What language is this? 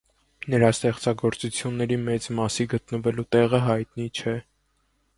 Armenian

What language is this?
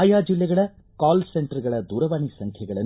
Kannada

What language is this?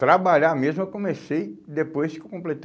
Portuguese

